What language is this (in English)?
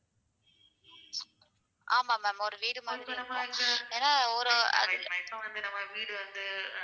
Tamil